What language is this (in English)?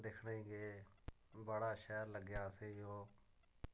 Dogri